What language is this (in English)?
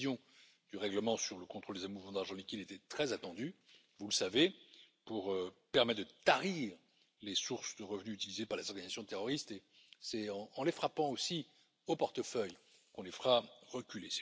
French